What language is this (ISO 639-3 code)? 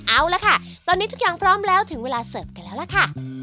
tha